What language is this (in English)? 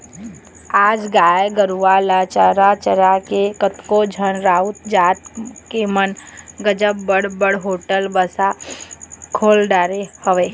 Chhattisgarhi